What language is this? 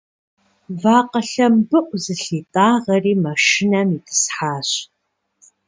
Kabardian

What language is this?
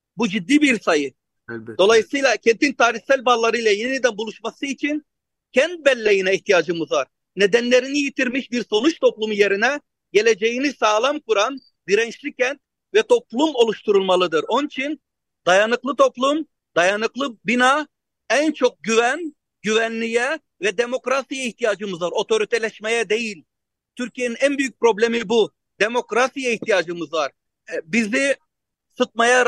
Turkish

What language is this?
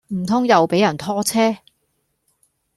Cantonese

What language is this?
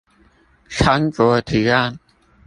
Chinese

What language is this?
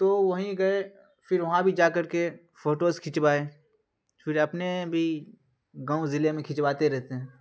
Urdu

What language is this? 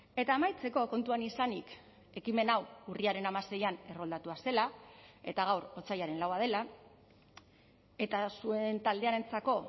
Basque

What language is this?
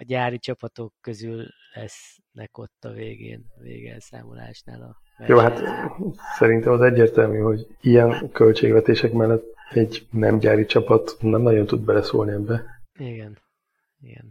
Hungarian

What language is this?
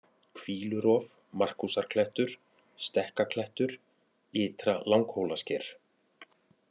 Icelandic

